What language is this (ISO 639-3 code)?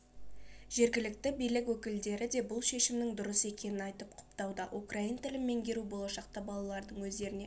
kaz